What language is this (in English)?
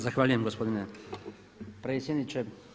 Croatian